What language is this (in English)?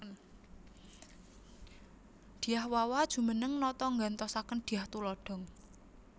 Javanese